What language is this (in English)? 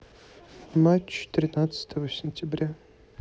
Russian